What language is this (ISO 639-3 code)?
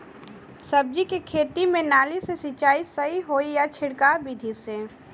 bho